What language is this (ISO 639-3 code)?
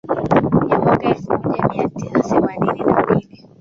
swa